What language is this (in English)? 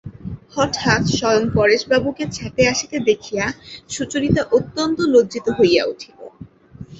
Bangla